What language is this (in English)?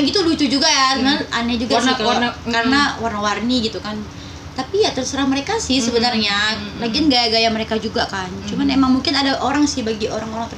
Indonesian